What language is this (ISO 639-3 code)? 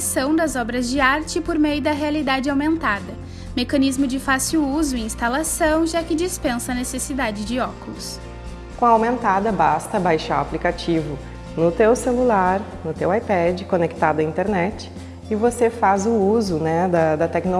por